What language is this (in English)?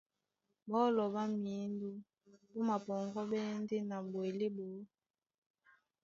Duala